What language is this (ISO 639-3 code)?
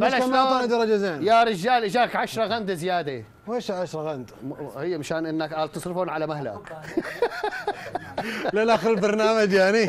ara